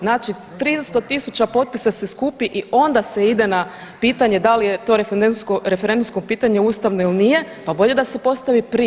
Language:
Croatian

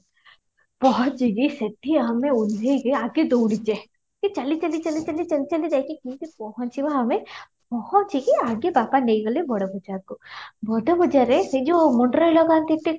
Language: Odia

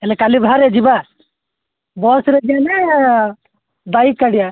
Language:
Odia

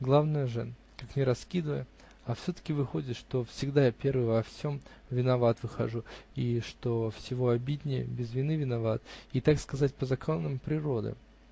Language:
Russian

